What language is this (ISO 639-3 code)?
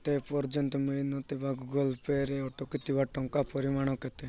ori